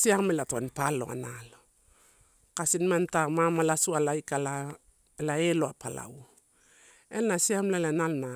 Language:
Torau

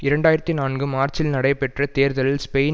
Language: Tamil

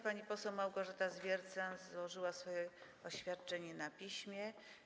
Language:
Polish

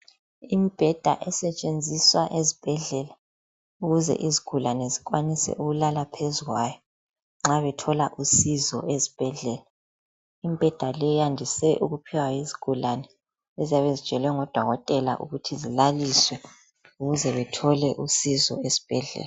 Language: North Ndebele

